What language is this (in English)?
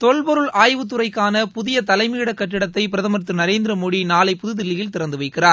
Tamil